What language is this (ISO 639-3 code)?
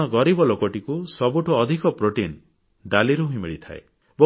ori